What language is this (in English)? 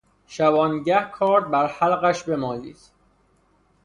Persian